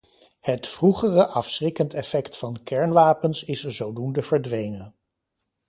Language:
Dutch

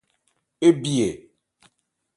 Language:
Ebrié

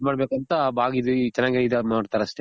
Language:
Kannada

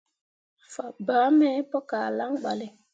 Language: Mundang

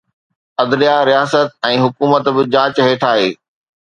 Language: Sindhi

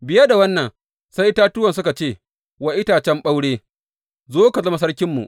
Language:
Hausa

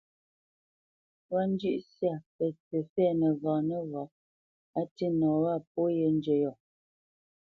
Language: Bamenyam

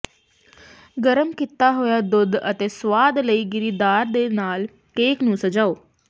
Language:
Punjabi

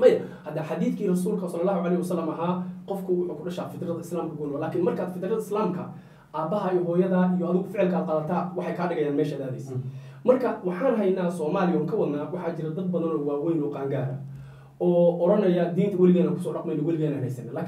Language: Arabic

